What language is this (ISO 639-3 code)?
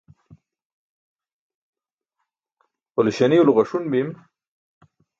bsk